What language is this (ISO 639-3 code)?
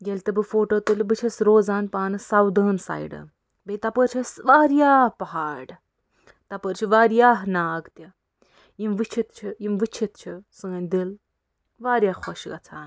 kas